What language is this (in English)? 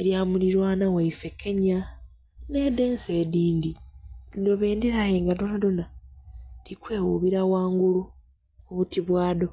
Soga